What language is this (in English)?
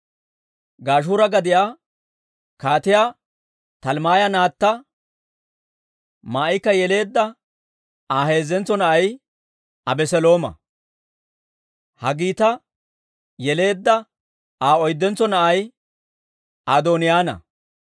Dawro